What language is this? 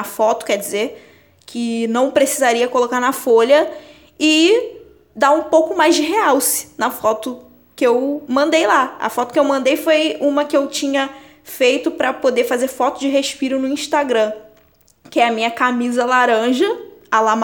Portuguese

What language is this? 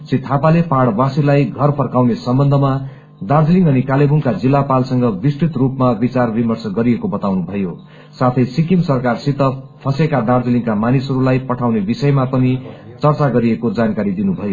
Nepali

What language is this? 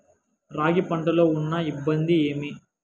Telugu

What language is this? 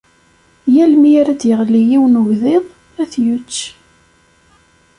Kabyle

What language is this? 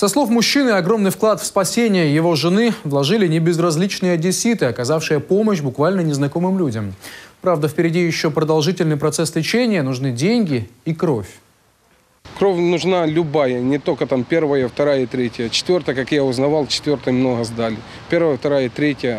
Russian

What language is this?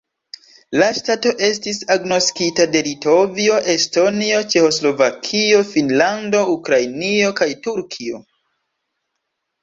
Esperanto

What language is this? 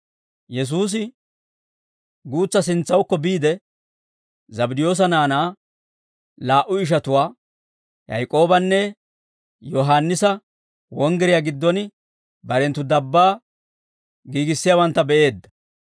Dawro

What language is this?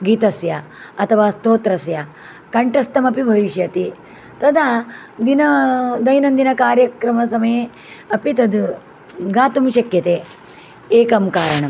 Sanskrit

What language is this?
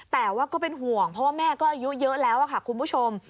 Thai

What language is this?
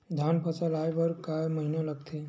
Chhattisgarhi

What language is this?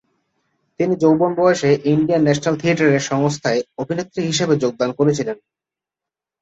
Bangla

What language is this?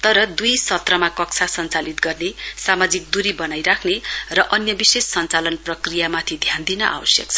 Nepali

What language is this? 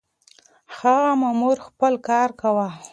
Pashto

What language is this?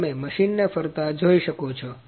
Gujarati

